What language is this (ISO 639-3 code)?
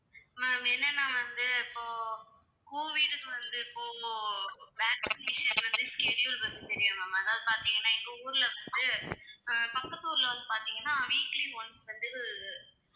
tam